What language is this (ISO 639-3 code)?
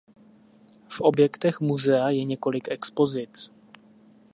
ces